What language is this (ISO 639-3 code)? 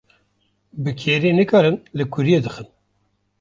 kur